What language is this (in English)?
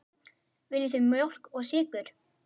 Icelandic